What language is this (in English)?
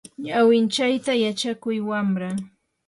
Yanahuanca Pasco Quechua